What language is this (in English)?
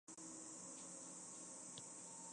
Chinese